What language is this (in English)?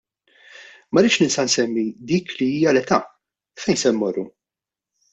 Maltese